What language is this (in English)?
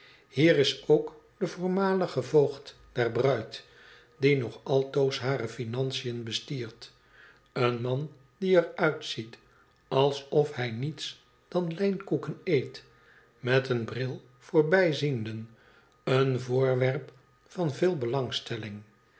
Dutch